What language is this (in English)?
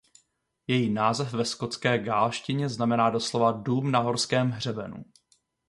Czech